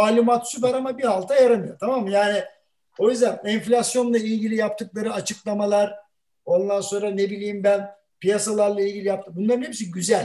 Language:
Turkish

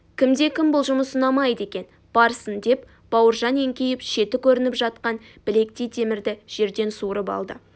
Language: Kazakh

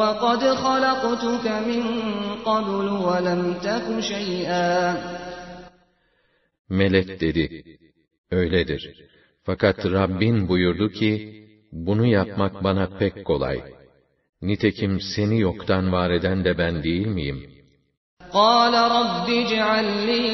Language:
Turkish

